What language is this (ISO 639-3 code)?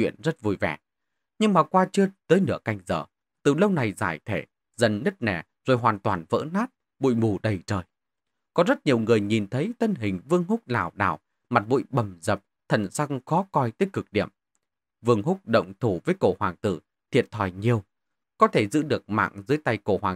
vie